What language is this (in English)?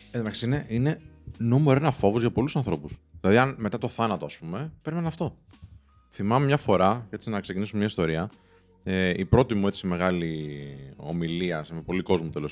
Greek